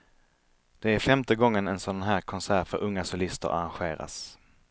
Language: Swedish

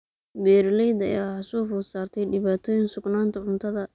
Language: Somali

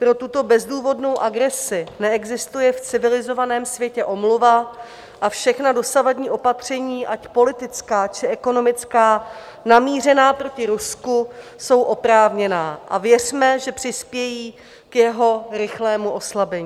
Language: Czech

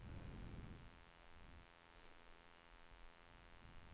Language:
Swedish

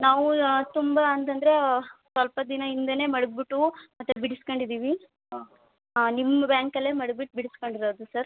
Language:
Kannada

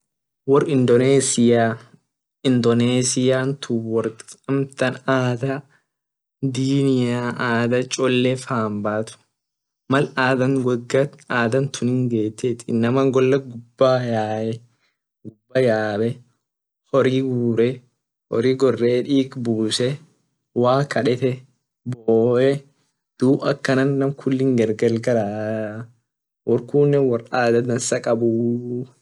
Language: Orma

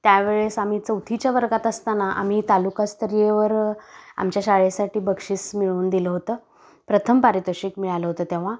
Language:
Marathi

